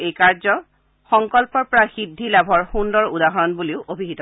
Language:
Assamese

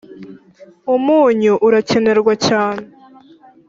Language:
Kinyarwanda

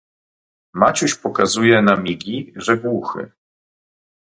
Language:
Polish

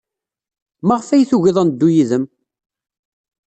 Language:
Kabyle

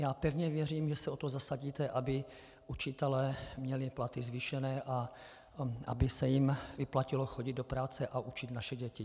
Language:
Czech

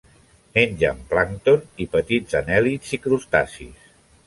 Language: Catalan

